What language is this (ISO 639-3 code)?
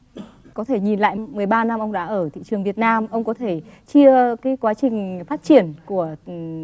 vie